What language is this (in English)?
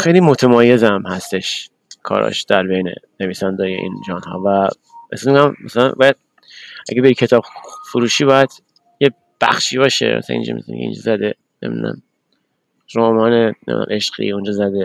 Persian